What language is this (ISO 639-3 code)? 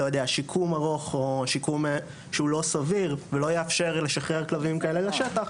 heb